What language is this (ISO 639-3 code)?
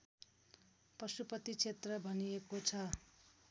nep